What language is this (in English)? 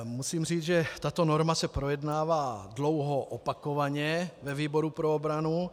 Czech